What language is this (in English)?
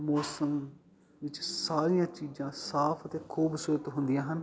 Punjabi